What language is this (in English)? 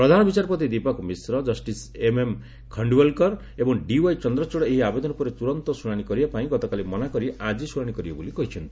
Odia